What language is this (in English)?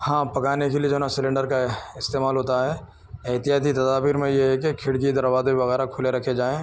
Urdu